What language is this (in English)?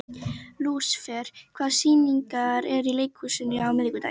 Icelandic